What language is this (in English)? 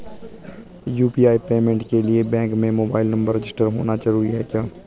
Hindi